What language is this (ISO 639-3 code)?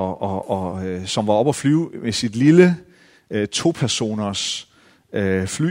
dan